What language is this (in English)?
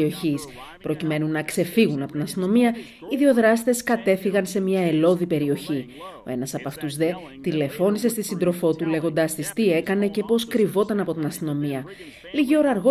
Greek